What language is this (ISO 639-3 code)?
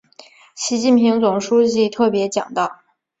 zho